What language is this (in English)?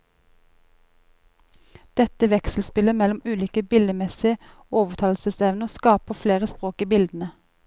Norwegian